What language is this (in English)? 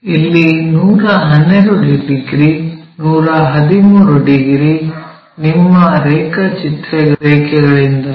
Kannada